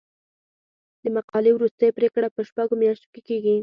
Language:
Pashto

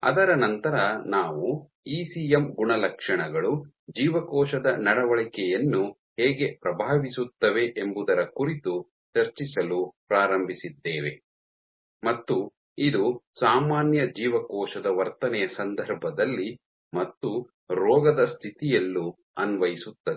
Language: Kannada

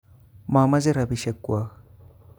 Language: Kalenjin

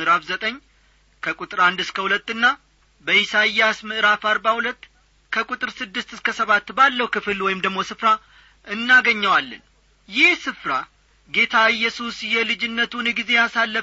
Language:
Amharic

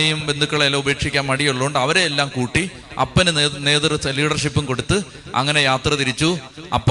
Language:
Malayalam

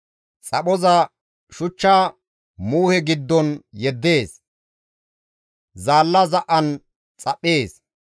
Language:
Gamo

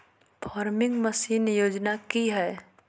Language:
Magahi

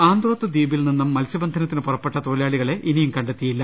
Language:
Malayalam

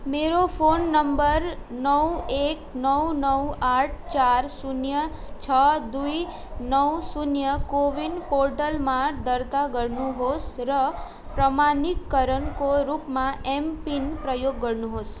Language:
Nepali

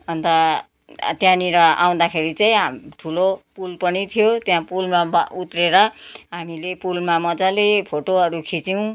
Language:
Nepali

